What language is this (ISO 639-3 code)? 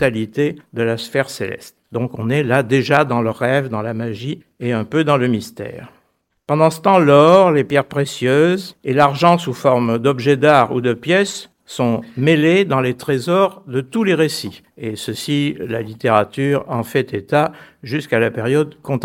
fra